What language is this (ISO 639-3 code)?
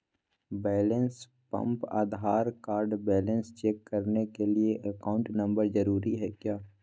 mag